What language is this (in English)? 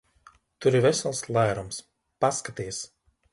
Latvian